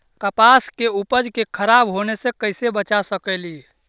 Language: Magahi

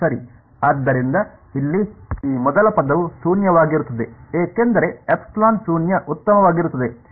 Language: Kannada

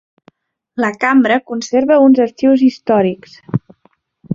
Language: Catalan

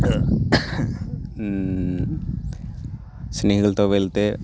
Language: Telugu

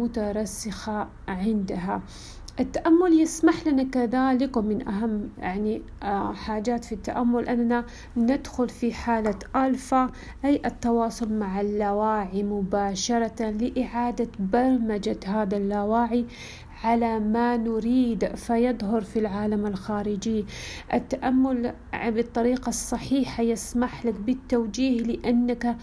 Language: Arabic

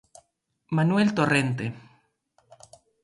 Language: Galician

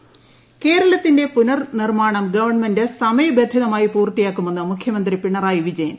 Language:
Malayalam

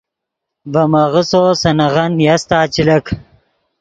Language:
Yidgha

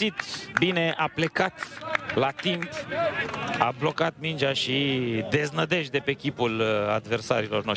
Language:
Romanian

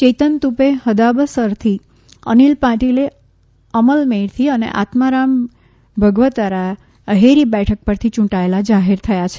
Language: Gujarati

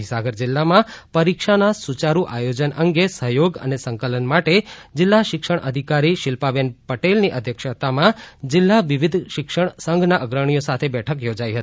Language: Gujarati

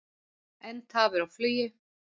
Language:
Icelandic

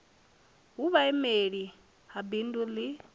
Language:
Venda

